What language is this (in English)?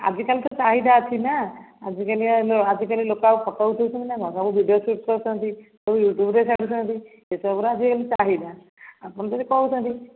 Odia